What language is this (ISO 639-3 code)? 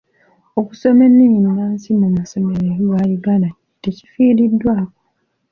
lug